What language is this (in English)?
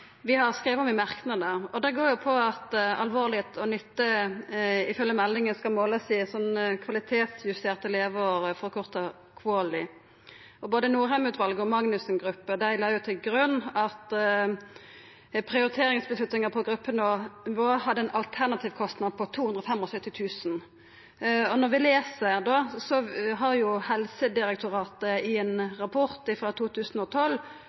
Norwegian Nynorsk